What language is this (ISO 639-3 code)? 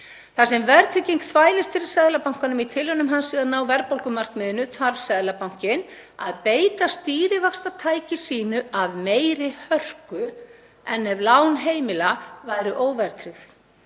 isl